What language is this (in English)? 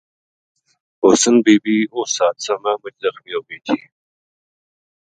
Gujari